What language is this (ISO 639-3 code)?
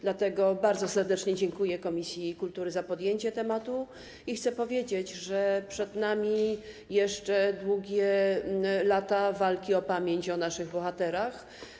pol